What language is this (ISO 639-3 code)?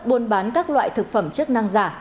vie